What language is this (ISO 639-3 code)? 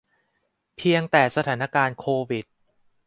tha